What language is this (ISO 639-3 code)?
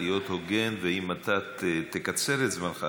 heb